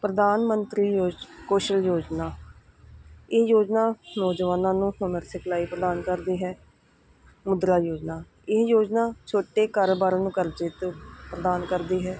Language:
Punjabi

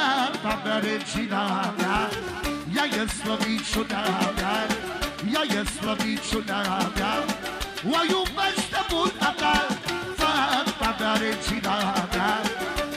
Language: Romanian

